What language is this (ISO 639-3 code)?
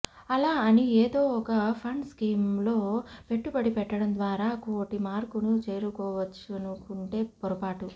tel